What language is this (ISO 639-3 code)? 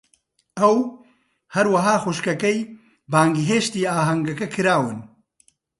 ckb